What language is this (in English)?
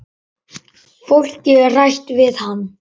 Icelandic